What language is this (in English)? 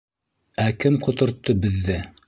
Bashkir